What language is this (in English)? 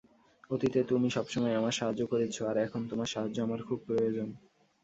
Bangla